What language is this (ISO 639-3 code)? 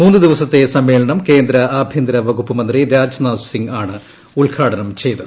mal